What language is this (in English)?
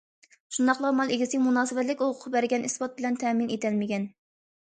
Uyghur